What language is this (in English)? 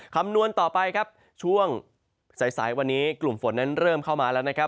Thai